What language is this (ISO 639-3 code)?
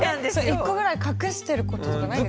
jpn